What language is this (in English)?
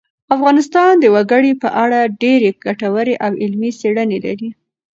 Pashto